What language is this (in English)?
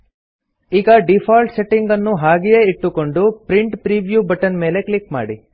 Kannada